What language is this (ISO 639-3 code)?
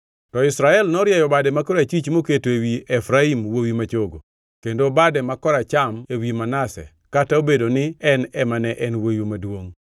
luo